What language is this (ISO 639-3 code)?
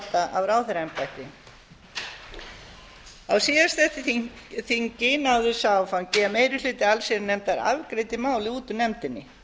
isl